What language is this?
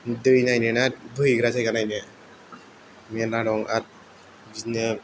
Bodo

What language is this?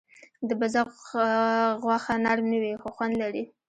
Pashto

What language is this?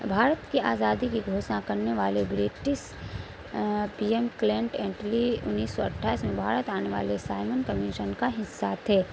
Urdu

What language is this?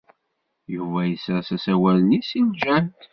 Kabyle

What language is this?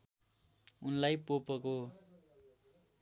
Nepali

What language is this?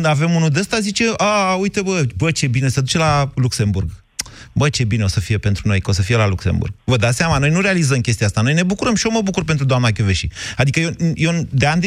Romanian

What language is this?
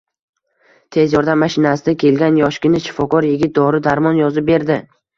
Uzbek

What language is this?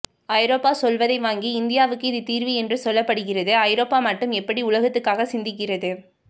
Tamil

